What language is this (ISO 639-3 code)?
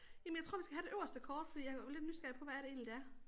dan